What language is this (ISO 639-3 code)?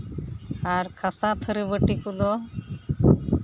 sat